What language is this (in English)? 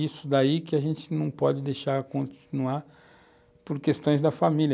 Portuguese